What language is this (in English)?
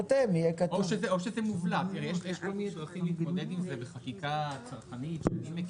Hebrew